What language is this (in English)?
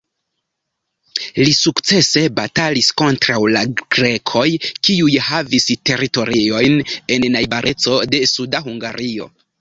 Esperanto